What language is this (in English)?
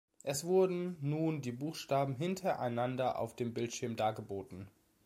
German